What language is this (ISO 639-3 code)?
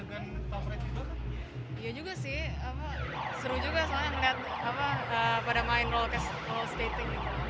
ind